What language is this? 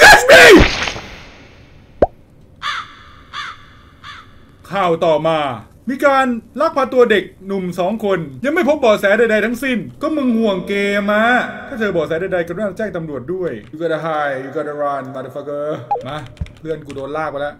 Thai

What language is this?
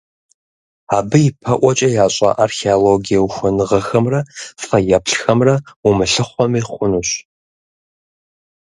Kabardian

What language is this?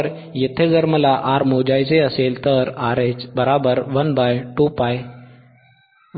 Marathi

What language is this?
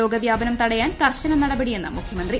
Malayalam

